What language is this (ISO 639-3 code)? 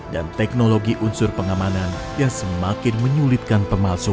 ind